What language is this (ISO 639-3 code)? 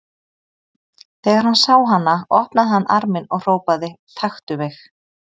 isl